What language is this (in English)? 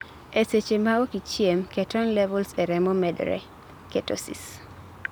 Luo (Kenya and Tanzania)